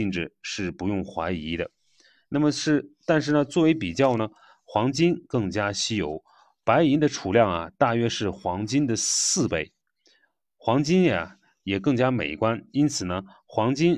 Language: Chinese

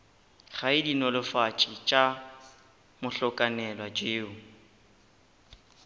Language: Northern Sotho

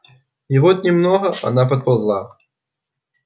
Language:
Russian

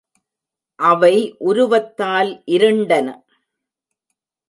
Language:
Tamil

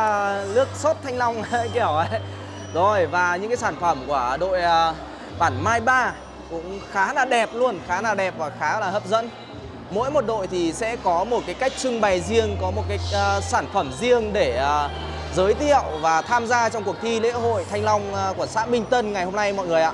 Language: Vietnamese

